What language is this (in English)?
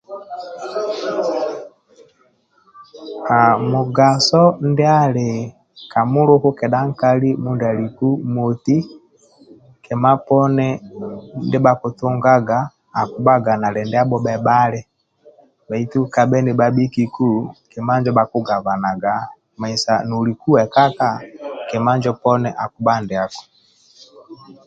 Amba (Uganda)